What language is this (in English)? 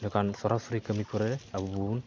Santali